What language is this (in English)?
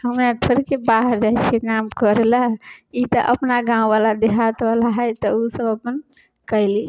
Maithili